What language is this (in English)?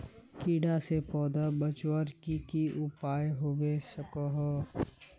Magahi